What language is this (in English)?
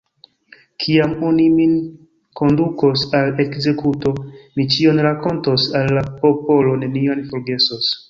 Esperanto